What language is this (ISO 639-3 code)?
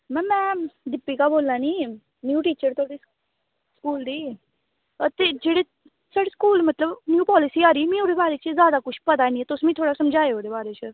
doi